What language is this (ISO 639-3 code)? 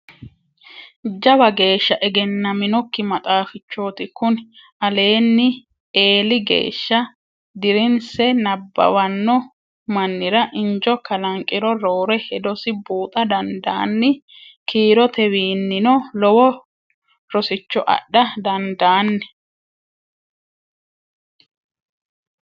sid